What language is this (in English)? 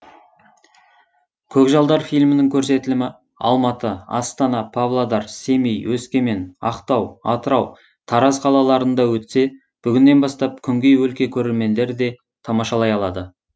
Kazakh